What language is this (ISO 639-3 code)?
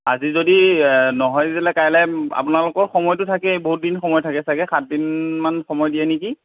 asm